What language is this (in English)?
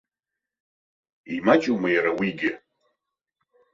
Abkhazian